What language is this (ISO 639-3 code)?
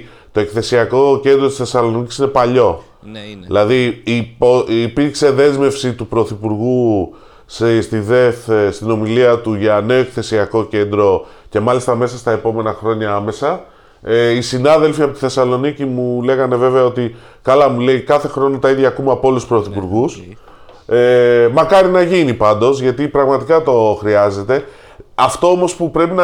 ell